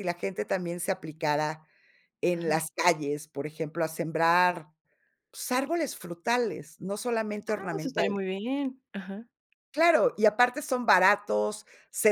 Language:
Spanish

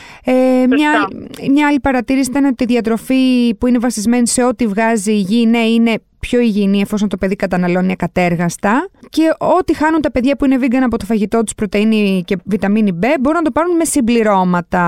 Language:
Greek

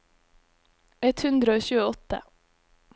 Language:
Norwegian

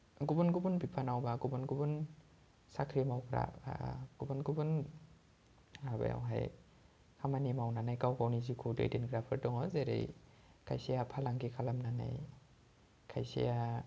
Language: Bodo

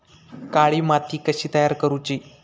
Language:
Marathi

